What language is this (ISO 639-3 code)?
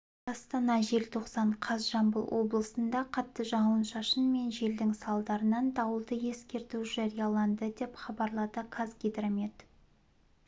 kaz